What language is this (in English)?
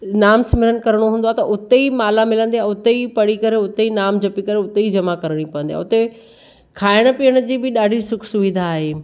Sindhi